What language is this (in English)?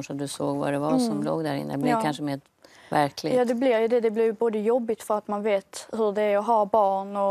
Swedish